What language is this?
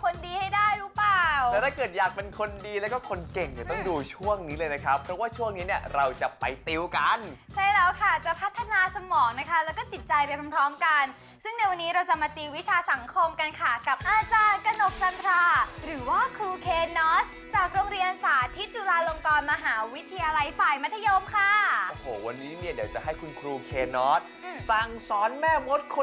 Thai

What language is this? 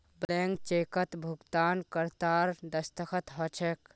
Magahi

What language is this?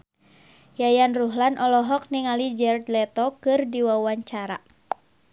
Sundanese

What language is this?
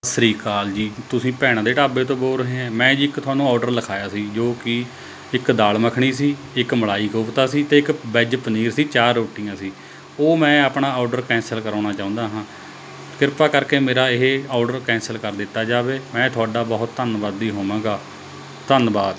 Punjabi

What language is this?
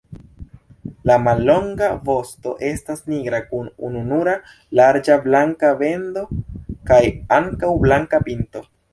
Esperanto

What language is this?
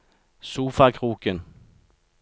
Norwegian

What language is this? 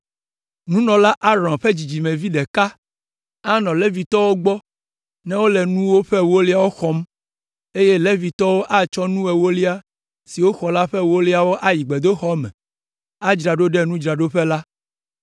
Ewe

